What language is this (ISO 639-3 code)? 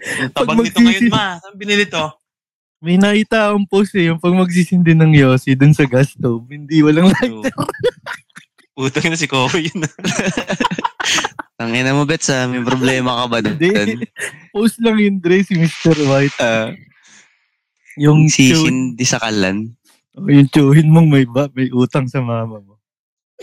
fil